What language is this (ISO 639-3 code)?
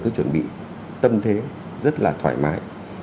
vie